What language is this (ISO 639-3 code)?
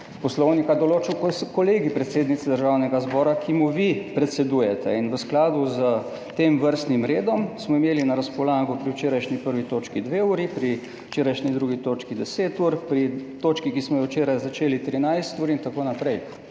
slv